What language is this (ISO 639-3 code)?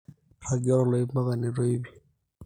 mas